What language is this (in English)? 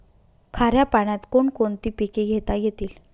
Marathi